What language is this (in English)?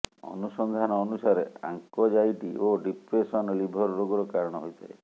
Odia